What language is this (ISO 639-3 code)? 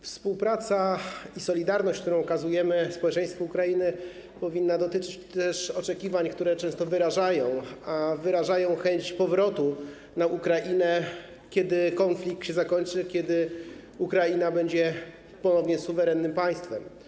pol